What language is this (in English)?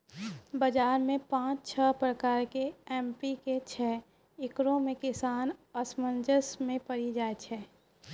Maithili